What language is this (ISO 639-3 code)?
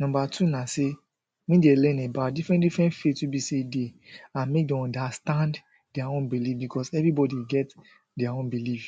pcm